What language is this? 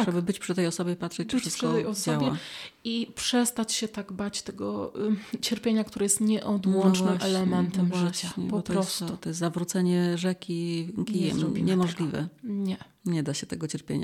Polish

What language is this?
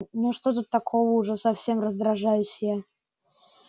Russian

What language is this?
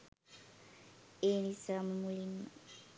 Sinhala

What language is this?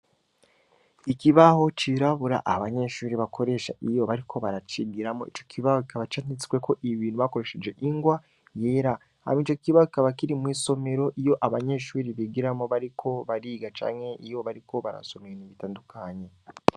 Rundi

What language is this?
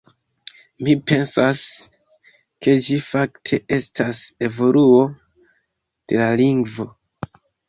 Esperanto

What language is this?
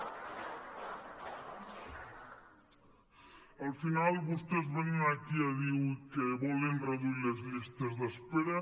Catalan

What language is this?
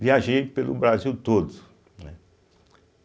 Portuguese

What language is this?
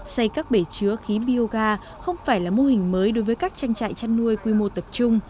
Vietnamese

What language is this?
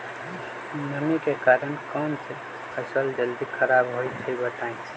Magahi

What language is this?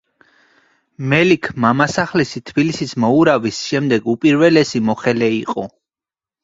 Georgian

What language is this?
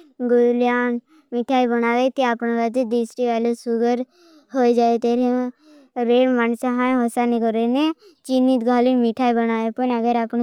Bhili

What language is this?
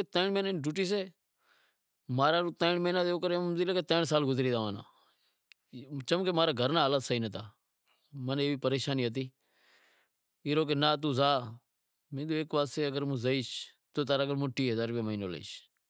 Wadiyara Koli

